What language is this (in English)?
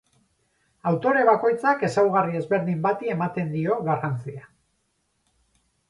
Basque